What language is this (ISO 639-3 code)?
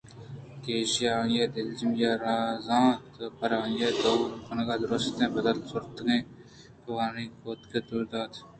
bgp